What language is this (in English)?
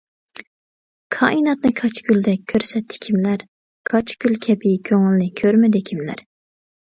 Uyghur